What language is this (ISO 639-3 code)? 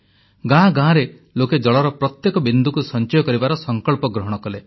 ori